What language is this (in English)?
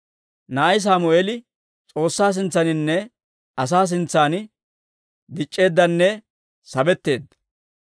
Dawro